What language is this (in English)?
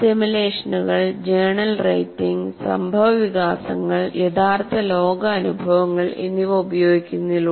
Malayalam